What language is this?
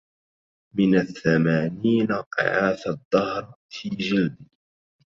Arabic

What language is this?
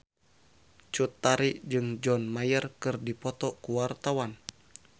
Sundanese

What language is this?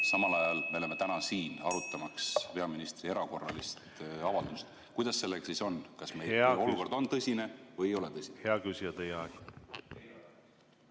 Estonian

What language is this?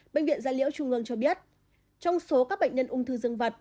Vietnamese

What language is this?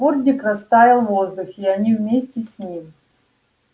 Russian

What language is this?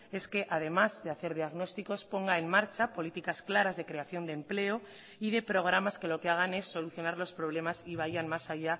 Spanish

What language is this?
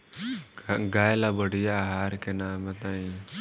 Bhojpuri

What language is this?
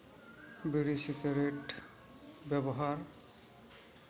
Santali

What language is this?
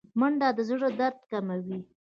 Pashto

